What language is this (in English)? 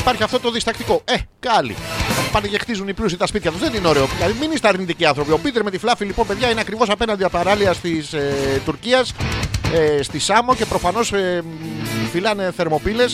Greek